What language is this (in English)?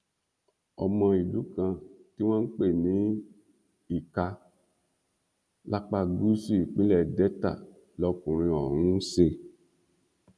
Yoruba